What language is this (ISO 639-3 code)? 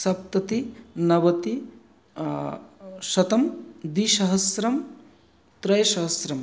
san